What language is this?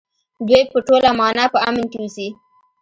Pashto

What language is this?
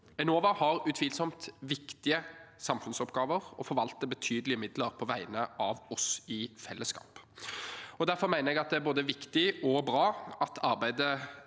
Norwegian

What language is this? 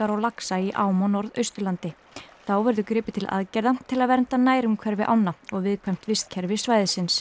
Icelandic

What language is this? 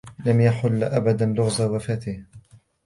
Arabic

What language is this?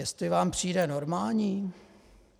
Czech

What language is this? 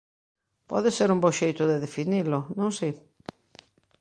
Galician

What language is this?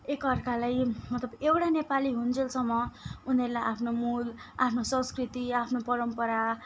Nepali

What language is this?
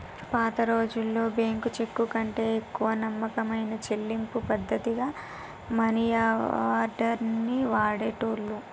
Telugu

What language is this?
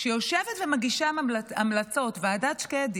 Hebrew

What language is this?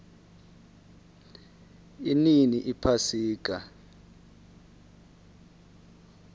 South Ndebele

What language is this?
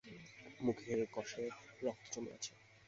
Bangla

